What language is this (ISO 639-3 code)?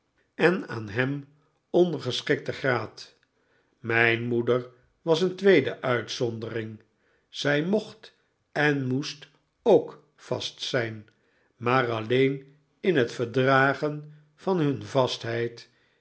nld